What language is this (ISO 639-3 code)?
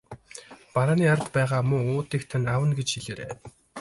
mon